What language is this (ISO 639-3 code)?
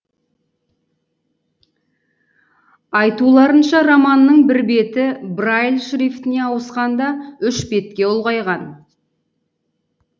kaz